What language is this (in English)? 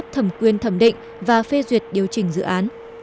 Vietnamese